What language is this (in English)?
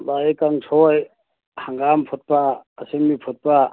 Manipuri